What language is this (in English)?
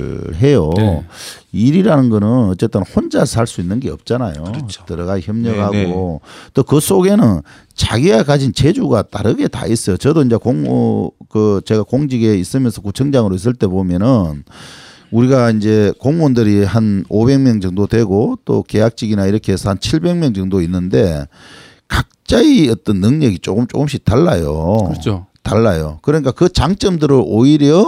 Korean